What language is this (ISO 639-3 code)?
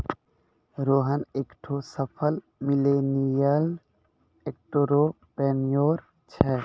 mai